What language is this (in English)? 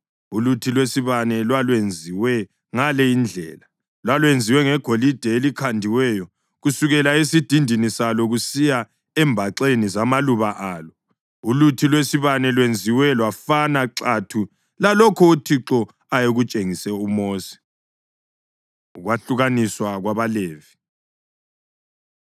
North Ndebele